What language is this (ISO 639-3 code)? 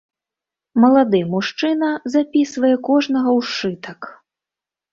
bel